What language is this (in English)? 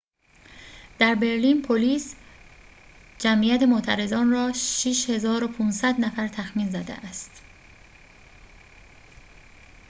Persian